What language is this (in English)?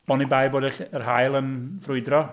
Welsh